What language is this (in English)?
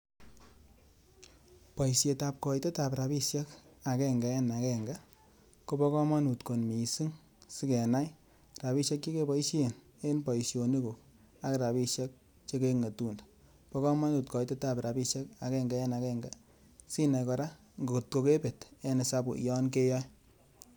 Kalenjin